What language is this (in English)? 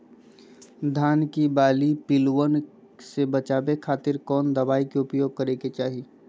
Magahi